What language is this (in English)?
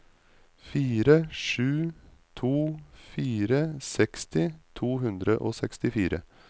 Norwegian